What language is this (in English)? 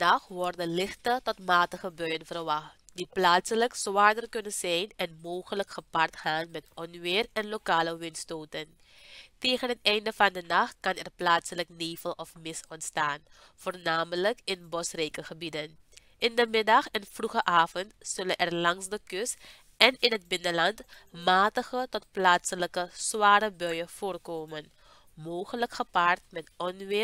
Dutch